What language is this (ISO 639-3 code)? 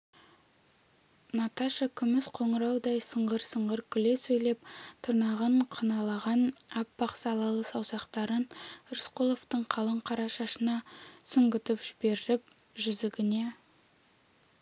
kaz